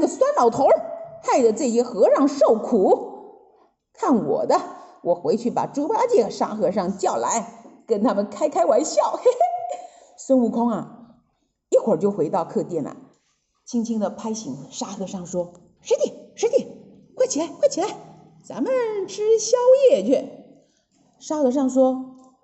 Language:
Chinese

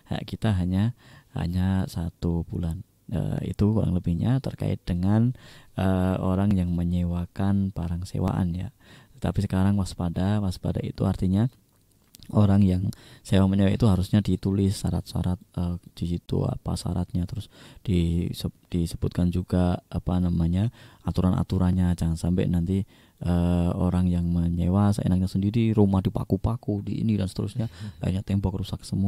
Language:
Indonesian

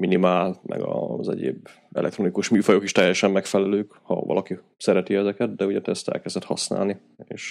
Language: Hungarian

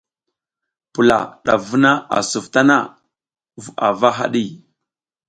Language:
South Giziga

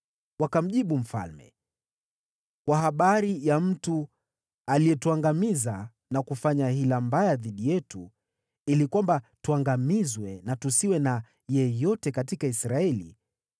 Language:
Swahili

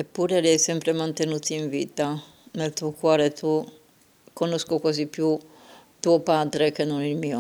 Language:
Italian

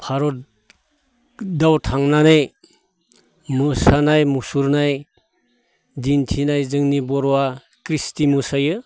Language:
Bodo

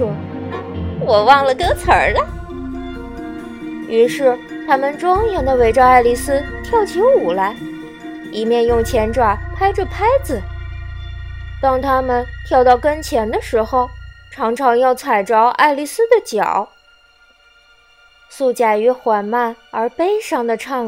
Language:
Chinese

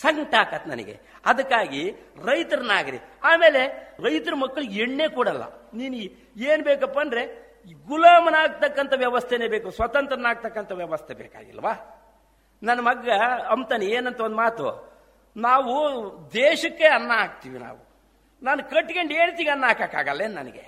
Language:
Kannada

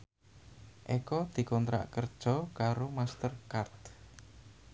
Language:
Javanese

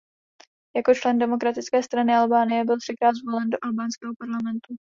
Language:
Czech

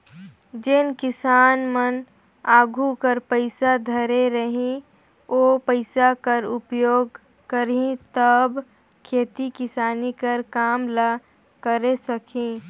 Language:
Chhattisgarhi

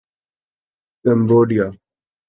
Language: Urdu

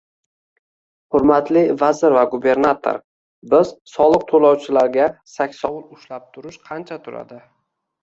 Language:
Uzbek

